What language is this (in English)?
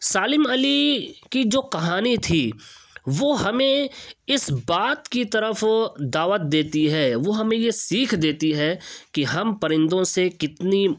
Urdu